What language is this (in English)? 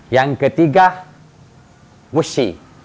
Indonesian